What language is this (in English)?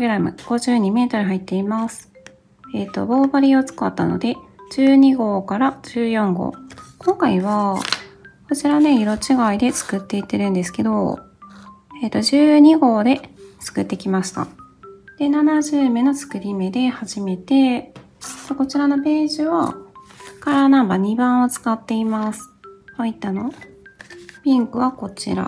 Japanese